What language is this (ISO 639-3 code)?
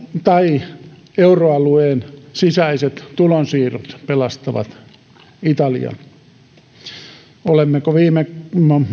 fin